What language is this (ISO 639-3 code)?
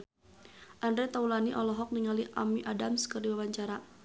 sun